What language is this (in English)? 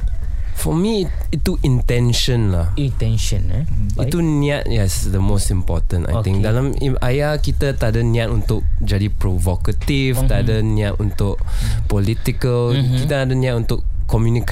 Malay